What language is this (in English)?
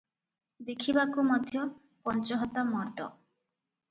Odia